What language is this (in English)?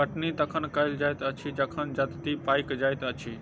Maithili